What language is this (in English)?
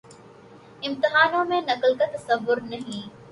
Urdu